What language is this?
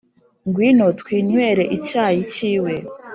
Kinyarwanda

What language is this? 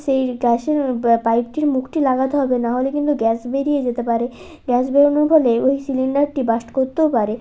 Bangla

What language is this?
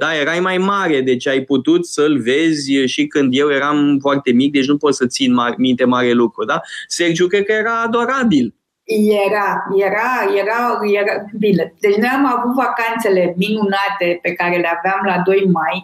Romanian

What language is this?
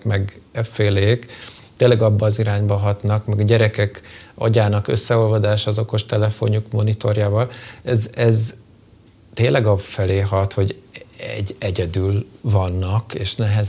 Hungarian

